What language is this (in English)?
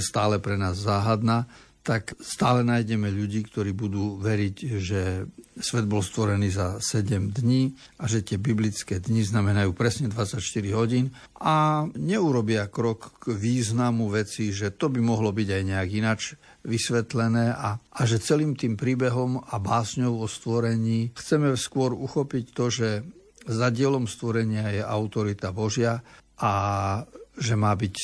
Slovak